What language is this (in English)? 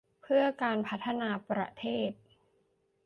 Thai